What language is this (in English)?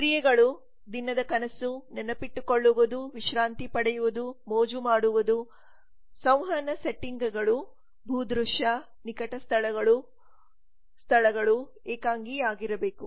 Kannada